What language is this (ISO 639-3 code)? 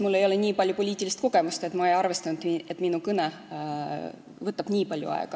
est